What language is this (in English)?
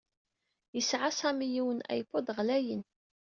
Kabyle